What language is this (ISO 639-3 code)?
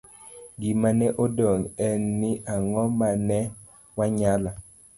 luo